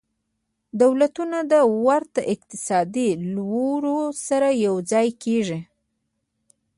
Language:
Pashto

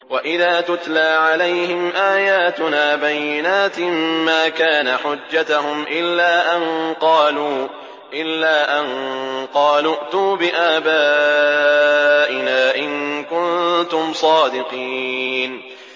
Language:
Arabic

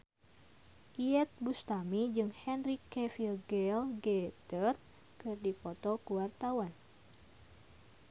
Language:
Sundanese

